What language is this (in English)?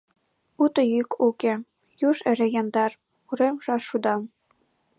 Mari